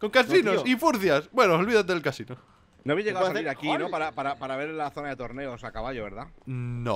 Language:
Spanish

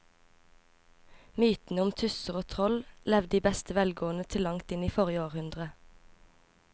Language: Norwegian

